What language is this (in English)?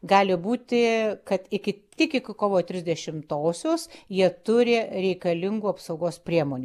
Lithuanian